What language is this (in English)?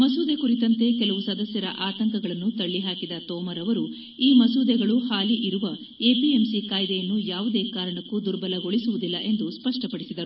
Kannada